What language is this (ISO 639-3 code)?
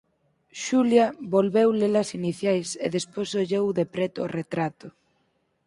glg